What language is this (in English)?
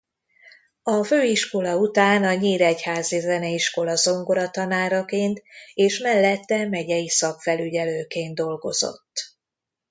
Hungarian